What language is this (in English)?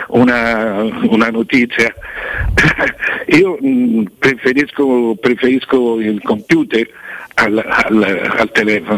Italian